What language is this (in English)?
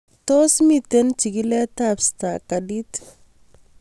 Kalenjin